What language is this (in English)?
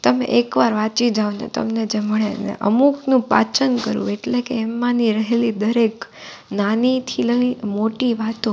Gujarati